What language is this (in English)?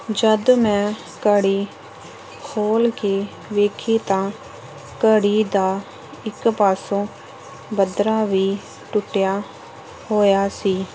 Punjabi